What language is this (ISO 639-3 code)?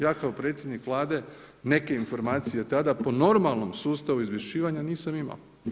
hrv